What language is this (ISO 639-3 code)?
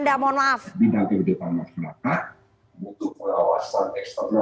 ind